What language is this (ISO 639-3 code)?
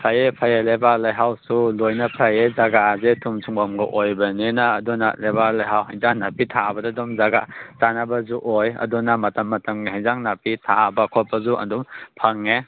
mni